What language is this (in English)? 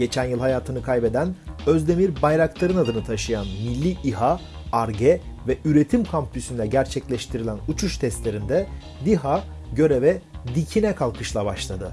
Turkish